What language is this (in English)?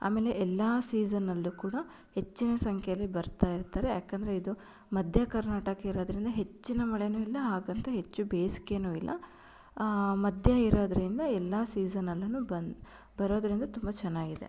Kannada